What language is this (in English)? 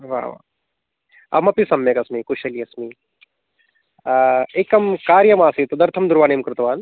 Sanskrit